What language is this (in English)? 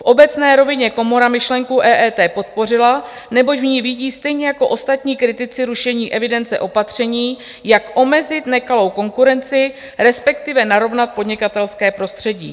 Czech